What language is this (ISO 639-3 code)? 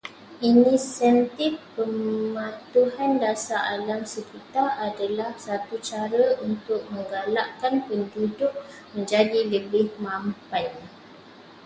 msa